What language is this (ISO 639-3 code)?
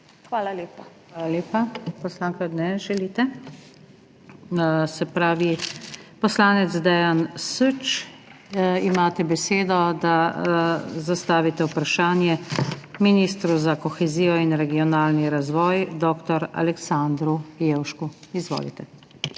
slv